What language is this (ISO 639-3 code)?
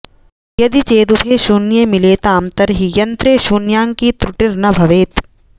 san